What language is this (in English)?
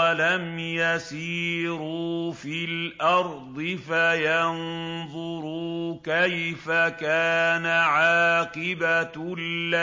Arabic